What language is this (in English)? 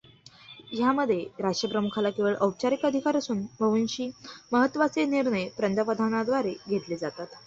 Marathi